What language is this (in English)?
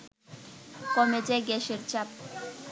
Bangla